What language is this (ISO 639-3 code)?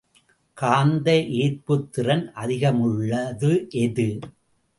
tam